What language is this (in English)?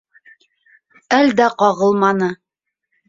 Bashkir